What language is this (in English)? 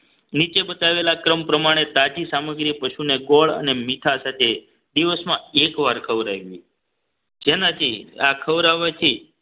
Gujarati